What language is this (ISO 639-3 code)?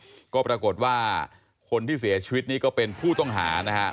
tha